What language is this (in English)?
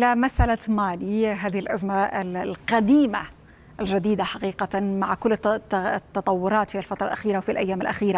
Arabic